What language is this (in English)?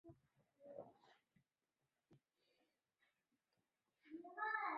Chinese